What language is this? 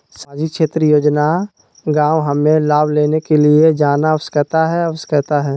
Magahi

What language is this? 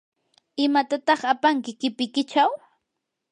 Yanahuanca Pasco Quechua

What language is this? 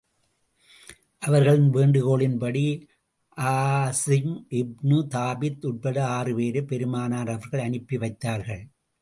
Tamil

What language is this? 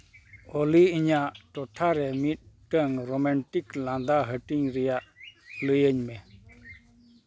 Santali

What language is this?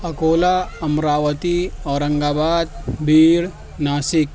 Urdu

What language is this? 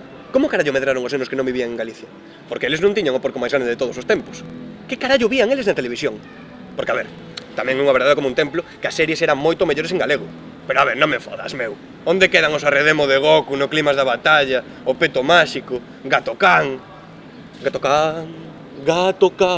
Galician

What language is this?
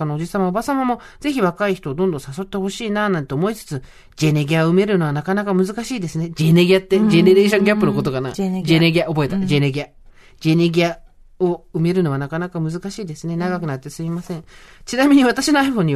Japanese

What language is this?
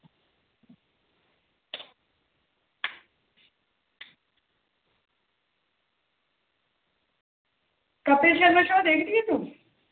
Punjabi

